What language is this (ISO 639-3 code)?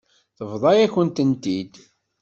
kab